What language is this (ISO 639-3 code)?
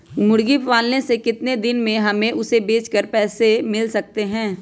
mag